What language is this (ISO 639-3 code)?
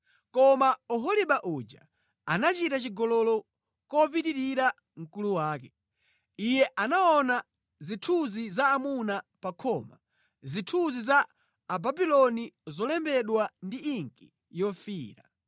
nya